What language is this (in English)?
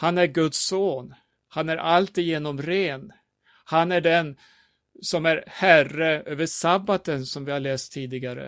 Swedish